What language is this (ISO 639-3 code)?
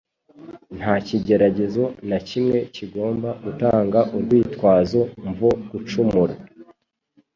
kin